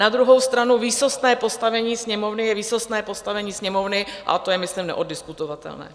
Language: Czech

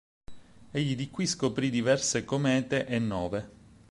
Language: Italian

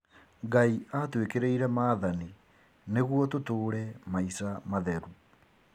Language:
Kikuyu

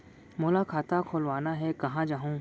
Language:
Chhattisgarhi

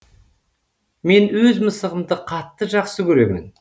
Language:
Kazakh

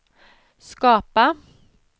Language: Swedish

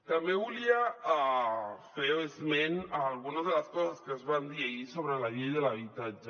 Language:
Catalan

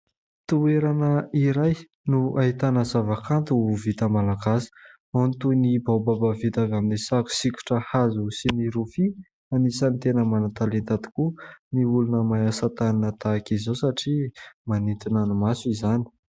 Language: Malagasy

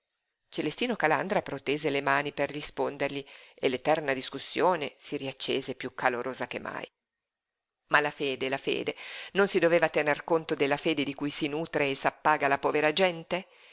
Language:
Italian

